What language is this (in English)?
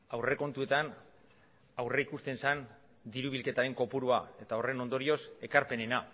Basque